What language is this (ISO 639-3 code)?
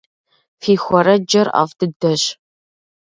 kbd